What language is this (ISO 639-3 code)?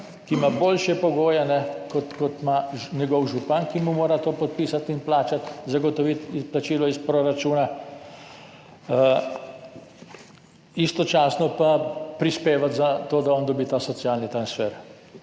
slv